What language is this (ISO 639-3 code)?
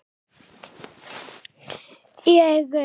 isl